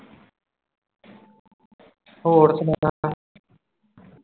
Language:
Punjabi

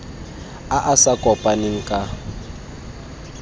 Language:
Tswana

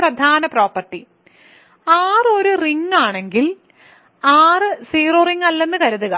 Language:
Malayalam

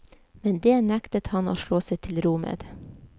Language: Norwegian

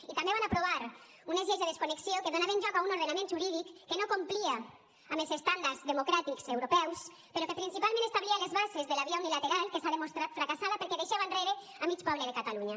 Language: Catalan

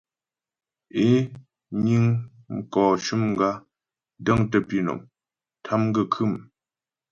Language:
Ghomala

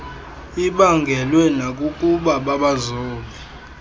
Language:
Xhosa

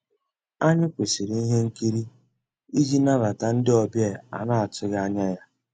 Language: Igbo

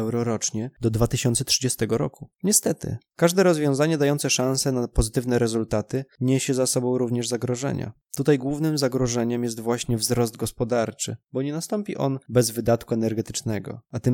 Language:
Polish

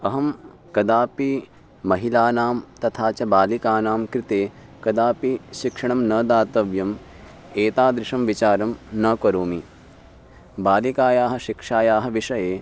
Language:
Sanskrit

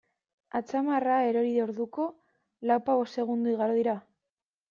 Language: Basque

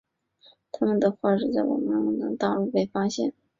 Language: Chinese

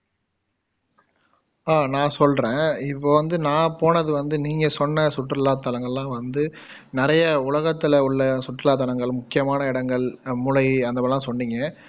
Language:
Tamil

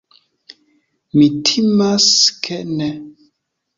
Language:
Esperanto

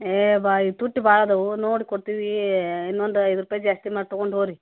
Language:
Kannada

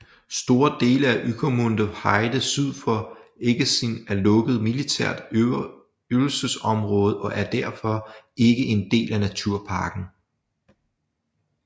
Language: Danish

